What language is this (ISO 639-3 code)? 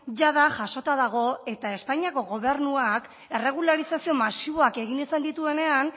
eus